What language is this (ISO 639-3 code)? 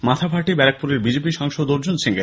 ben